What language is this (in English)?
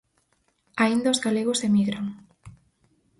Galician